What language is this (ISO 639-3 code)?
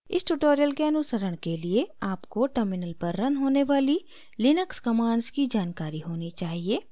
hin